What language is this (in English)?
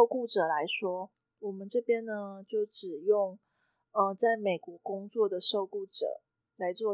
Chinese